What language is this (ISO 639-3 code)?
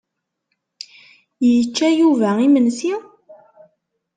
kab